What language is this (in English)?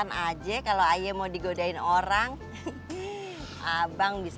Indonesian